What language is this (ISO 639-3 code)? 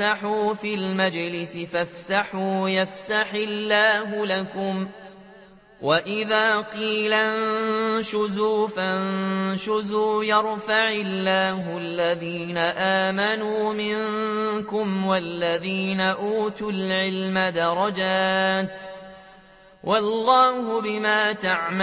ara